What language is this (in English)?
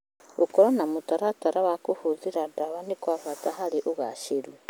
Kikuyu